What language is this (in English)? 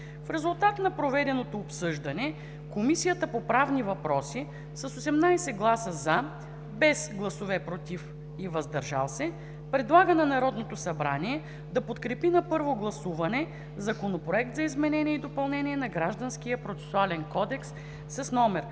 Bulgarian